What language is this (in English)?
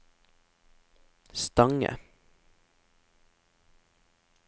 Norwegian